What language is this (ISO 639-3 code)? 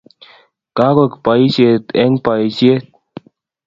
kln